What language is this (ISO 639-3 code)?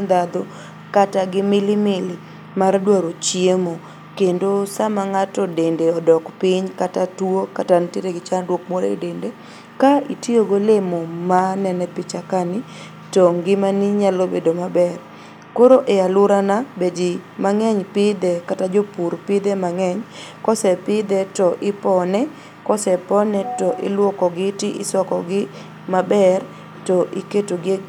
luo